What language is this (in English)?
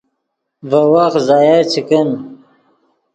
Yidgha